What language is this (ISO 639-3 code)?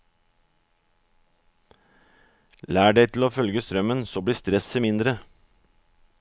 nor